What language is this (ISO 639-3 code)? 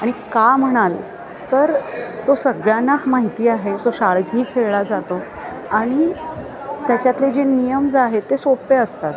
mar